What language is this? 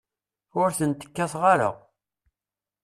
Kabyle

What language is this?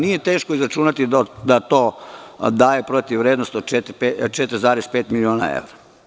Serbian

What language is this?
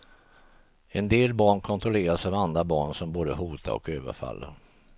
Swedish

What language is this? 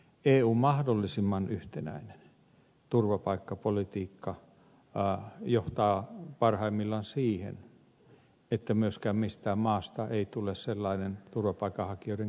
Finnish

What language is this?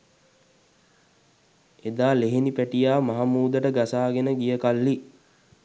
Sinhala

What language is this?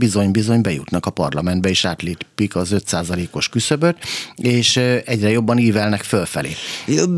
Hungarian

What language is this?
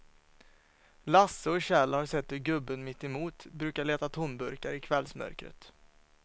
Swedish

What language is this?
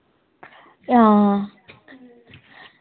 Dogri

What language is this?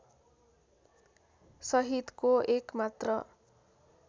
Nepali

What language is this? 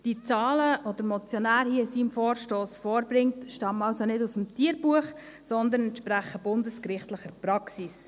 Swiss German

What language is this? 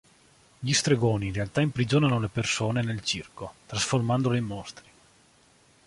Italian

